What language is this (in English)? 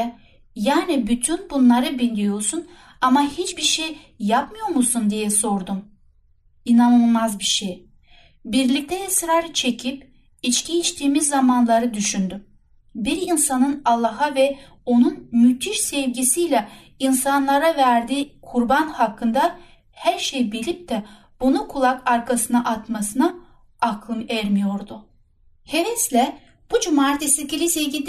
Turkish